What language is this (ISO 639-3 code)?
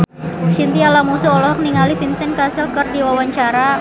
sun